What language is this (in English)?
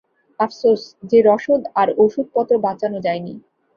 Bangla